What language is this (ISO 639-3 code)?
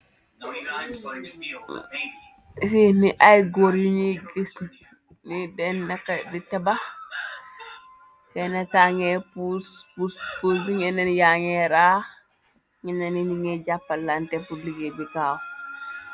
wol